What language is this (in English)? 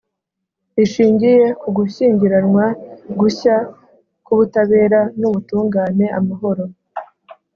Kinyarwanda